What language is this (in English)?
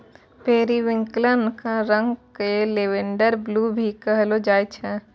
Maithili